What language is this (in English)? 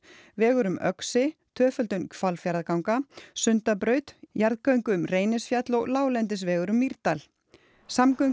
Icelandic